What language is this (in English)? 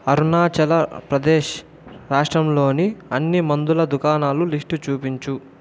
Telugu